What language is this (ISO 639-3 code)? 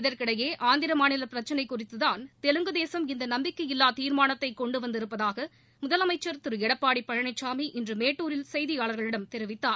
tam